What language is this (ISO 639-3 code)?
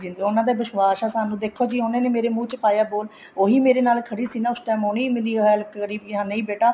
pan